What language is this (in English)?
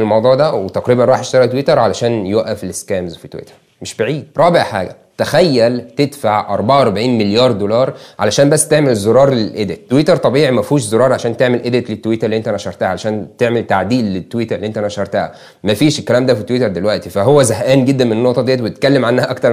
Arabic